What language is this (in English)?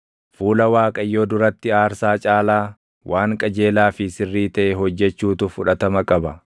Oromo